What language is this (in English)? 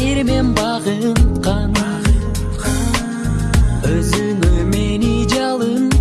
Turkish